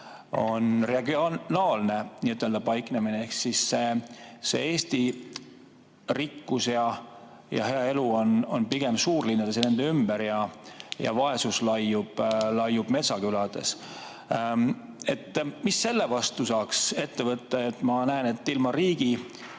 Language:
Estonian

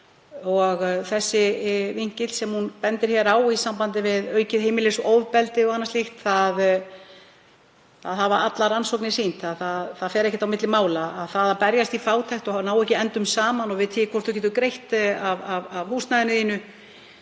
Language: Icelandic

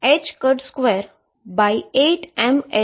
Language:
Gujarati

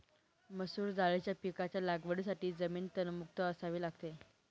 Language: Marathi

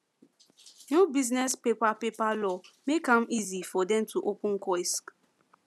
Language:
Nigerian Pidgin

